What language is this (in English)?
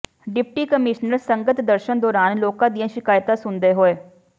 Punjabi